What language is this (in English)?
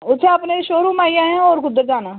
Dogri